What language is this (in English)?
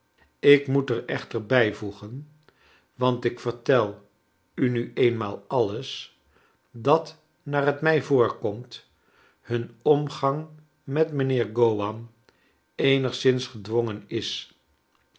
Dutch